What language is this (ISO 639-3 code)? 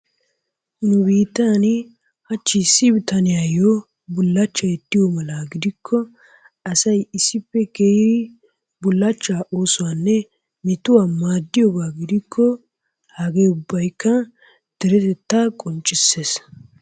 wal